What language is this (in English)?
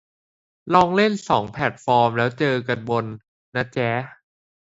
Thai